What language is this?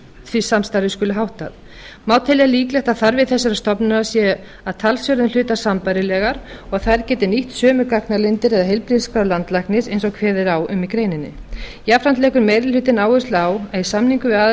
Icelandic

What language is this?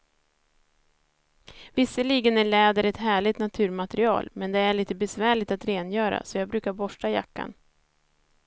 Swedish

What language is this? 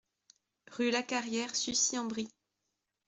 French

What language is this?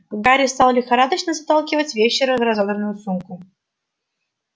Russian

